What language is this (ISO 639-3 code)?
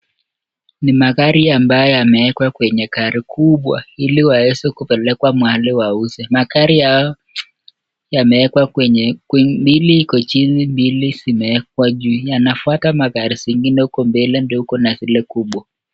swa